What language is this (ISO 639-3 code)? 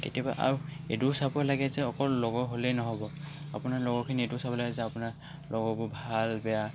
asm